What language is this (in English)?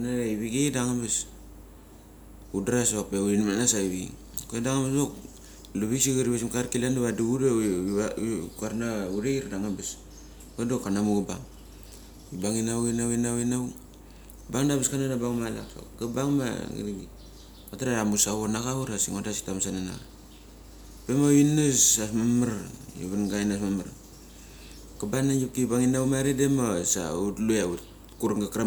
Mali